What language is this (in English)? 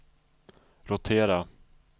Swedish